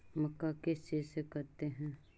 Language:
Magahi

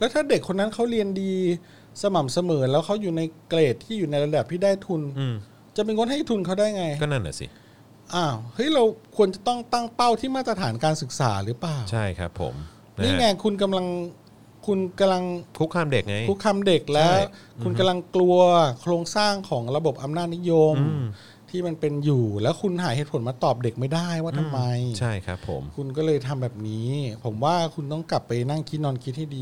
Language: Thai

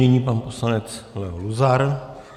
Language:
Czech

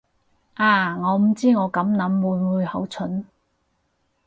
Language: Cantonese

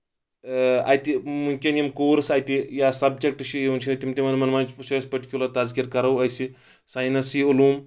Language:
Kashmiri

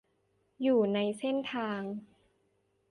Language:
Thai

